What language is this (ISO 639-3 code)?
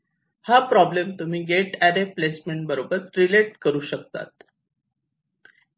mar